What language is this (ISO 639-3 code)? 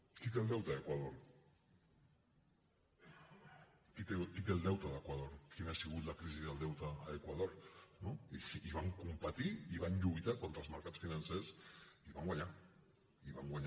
cat